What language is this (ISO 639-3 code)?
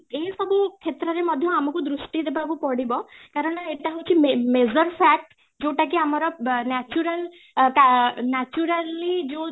ori